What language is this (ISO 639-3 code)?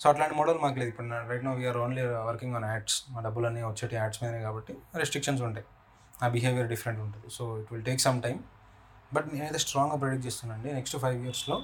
tel